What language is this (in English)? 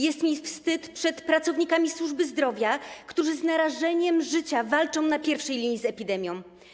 Polish